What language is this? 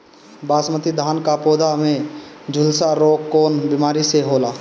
Bhojpuri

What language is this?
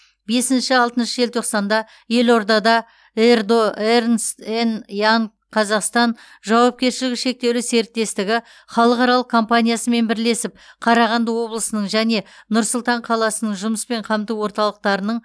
Kazakh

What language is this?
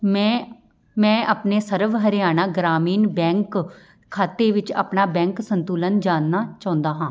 Punjabi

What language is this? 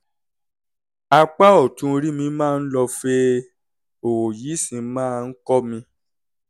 Yoruba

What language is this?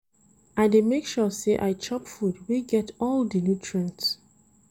Nigerian Pidgin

